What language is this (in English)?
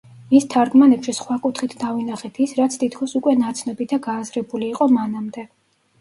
Georgian